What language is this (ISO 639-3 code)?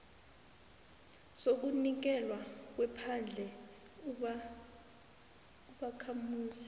nbl